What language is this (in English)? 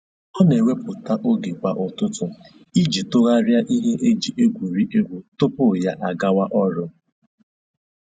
Igbo